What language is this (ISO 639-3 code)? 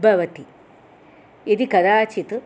san